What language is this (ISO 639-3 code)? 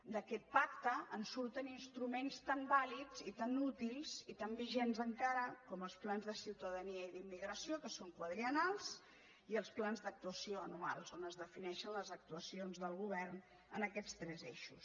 cat